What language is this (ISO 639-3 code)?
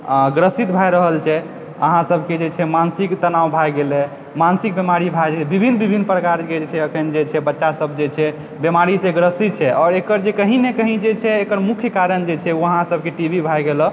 mai